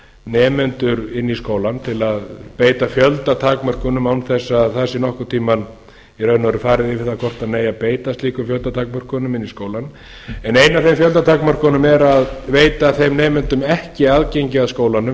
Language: Icelandic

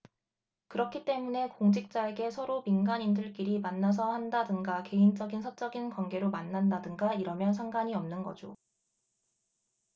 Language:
Korean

